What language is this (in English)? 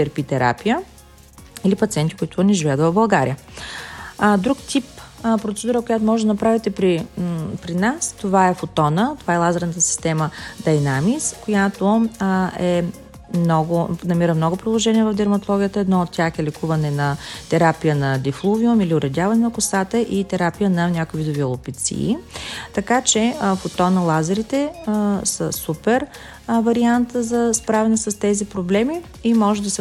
Bulgarian